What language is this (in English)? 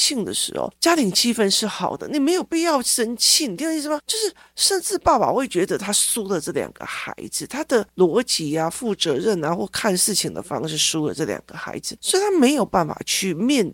Chinese